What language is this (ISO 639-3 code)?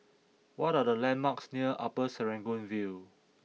eng